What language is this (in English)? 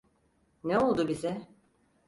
Turkish